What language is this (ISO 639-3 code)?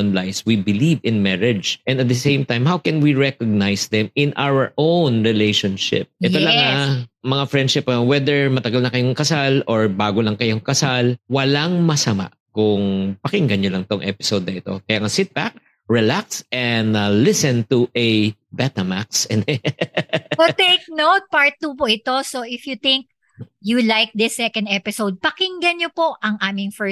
fil